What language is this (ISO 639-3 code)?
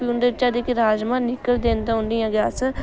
doi